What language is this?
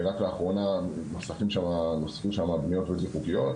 Hebrew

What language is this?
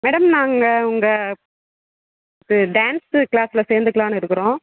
Tamil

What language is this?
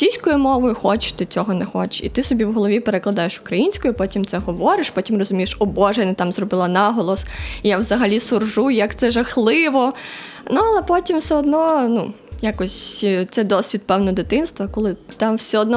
Ukrainian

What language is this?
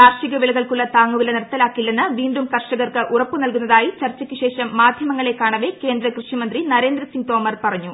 Malayalam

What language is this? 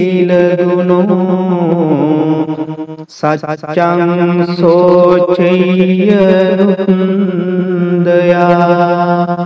Arabic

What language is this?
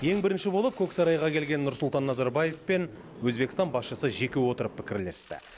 Kazakh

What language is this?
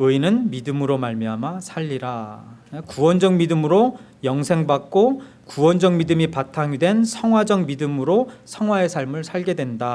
Korean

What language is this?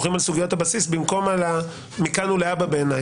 Hebrew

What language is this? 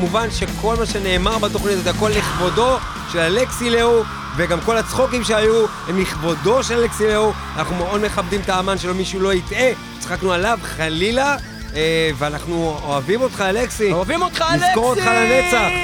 Hebrew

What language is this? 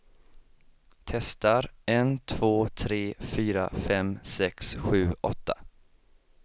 Swedish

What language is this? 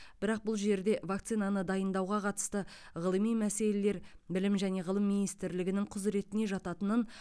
Kazakh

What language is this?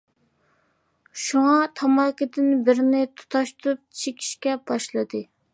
Uyghur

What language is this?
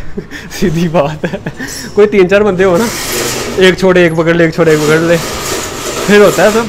Hindi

